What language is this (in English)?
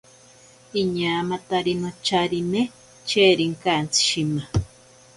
Ashéninka Perené